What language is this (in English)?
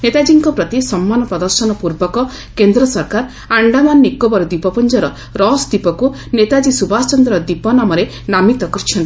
Odia